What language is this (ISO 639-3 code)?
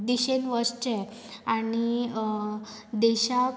kok